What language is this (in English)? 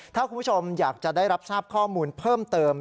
Thai